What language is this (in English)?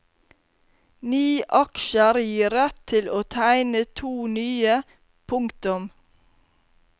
Norwegian